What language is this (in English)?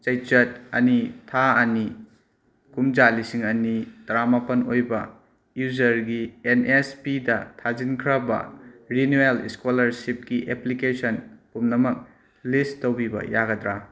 Manipuri